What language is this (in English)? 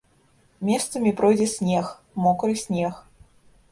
Belarusian